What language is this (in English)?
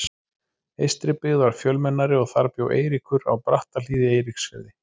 Icelandic